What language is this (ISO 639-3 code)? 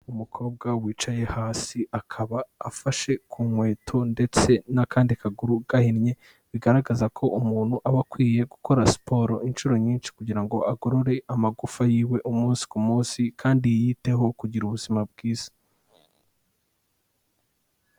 kin